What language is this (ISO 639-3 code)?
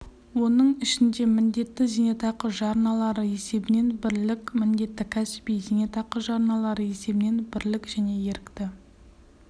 kaz